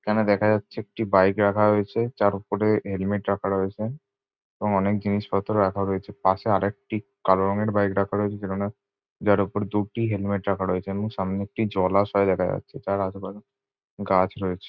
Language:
Bangla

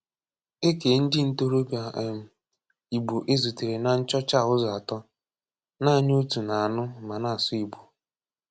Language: Igbo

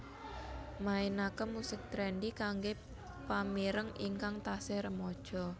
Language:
Javanese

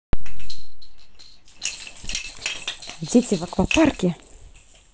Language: Russian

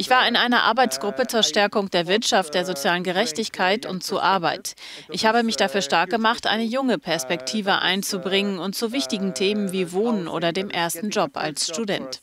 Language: German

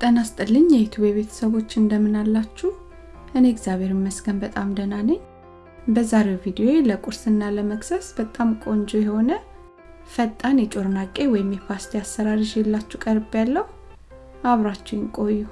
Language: Amharic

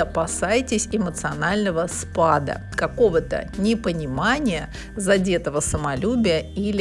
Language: Russian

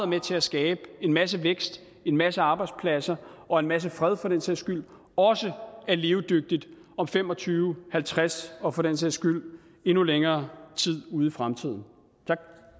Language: Danish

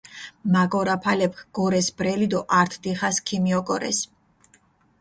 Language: Mingrelian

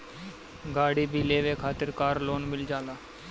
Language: Bhojpuri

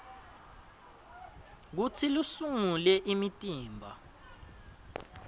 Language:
Swati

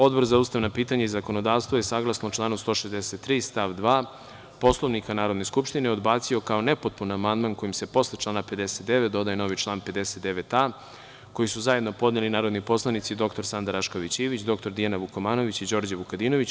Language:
Serbian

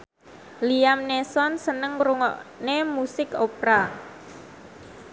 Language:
Javanese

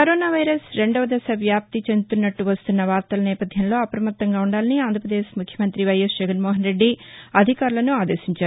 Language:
Telugu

